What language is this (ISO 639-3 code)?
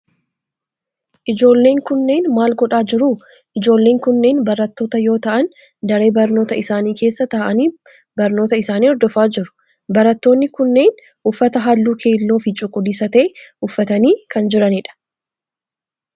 orm